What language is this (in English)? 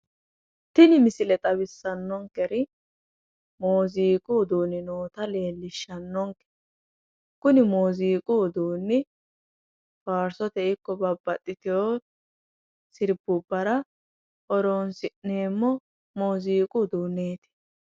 Sidamo